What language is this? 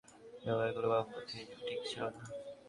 Bangla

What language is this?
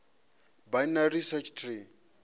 Venda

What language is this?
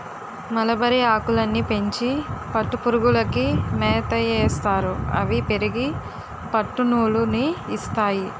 Telugu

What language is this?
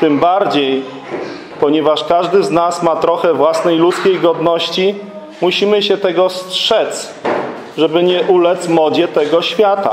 Polish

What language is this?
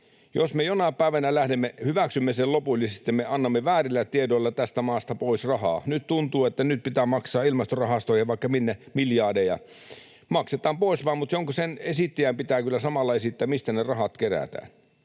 Finnish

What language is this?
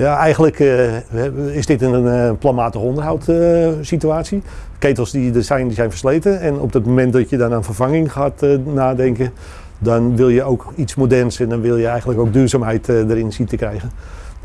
Dutch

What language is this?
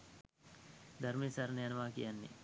Sinhala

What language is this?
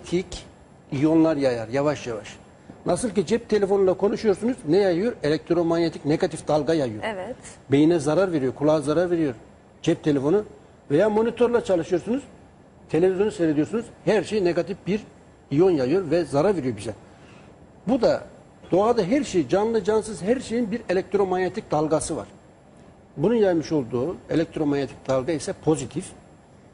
Turkish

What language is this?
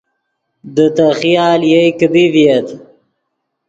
Yidgha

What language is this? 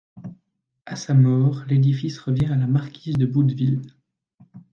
French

